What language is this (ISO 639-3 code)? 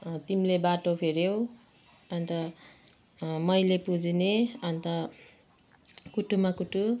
nep